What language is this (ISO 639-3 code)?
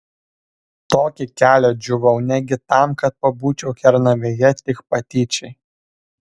lit